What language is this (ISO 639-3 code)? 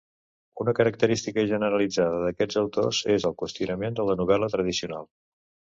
cat